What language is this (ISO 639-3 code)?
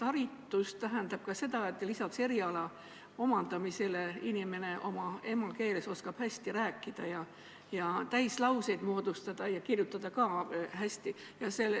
est